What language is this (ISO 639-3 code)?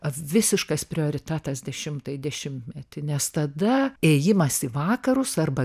lit